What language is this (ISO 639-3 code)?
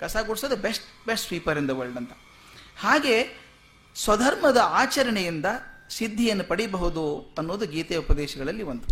kan